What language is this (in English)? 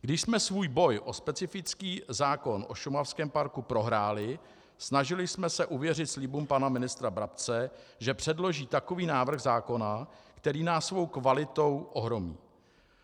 Czech